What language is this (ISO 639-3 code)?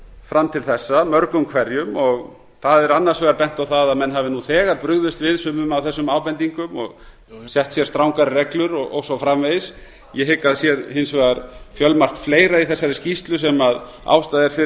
isl